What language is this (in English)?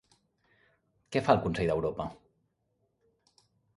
Catalan